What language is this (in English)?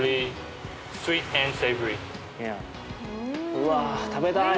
Japanese